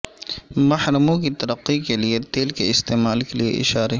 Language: Urdu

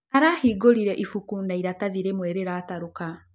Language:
Kikuyu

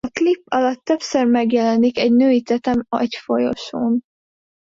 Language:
Hungarian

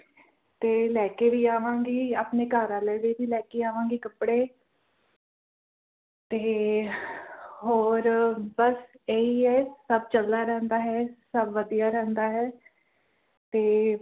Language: Punjabi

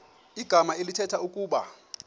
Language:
Xhosa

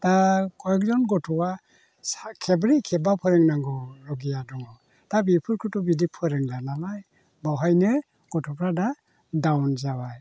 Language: Bodo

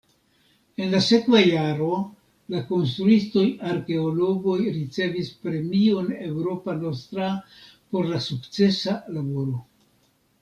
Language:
Esperanto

